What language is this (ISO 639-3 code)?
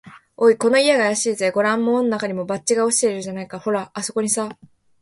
jpn